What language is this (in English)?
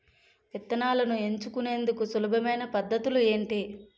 Telugu